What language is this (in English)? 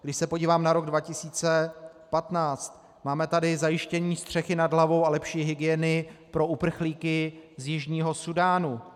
Czech